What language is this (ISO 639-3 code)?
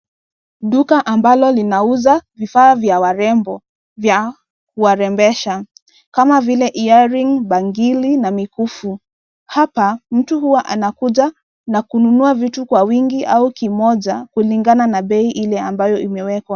swa